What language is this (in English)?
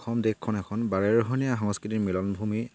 Assamese